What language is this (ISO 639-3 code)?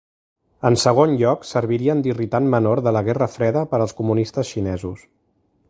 cat